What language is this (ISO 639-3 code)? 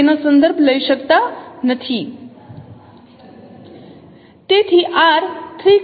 guj